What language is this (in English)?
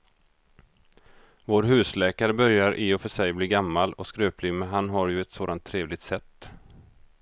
Swedish